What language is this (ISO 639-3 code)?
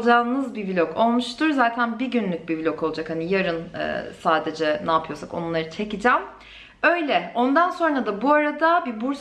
tur